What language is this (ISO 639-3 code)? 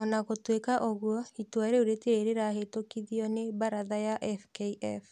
kik